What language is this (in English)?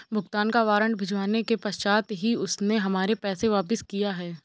Hindi